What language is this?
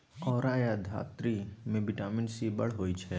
Maithili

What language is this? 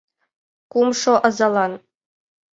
Mari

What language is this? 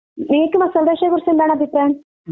Malayalam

